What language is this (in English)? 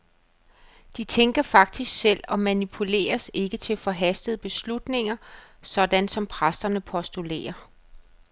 Danish